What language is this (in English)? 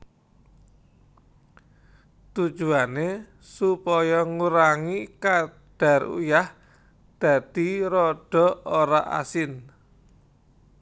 Javanese